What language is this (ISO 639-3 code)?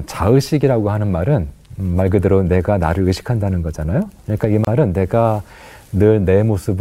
kor